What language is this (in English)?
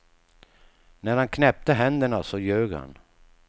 Swedish